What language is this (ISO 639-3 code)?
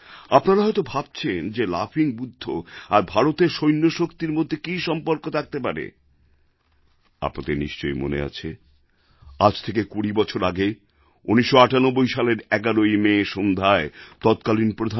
ben